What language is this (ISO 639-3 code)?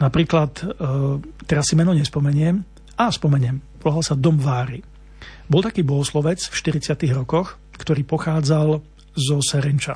slk